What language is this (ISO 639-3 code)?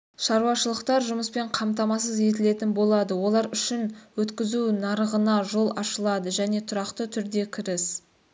kaz